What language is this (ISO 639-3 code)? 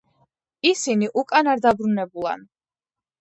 kat